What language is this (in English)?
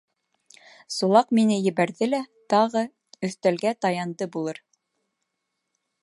Bashkir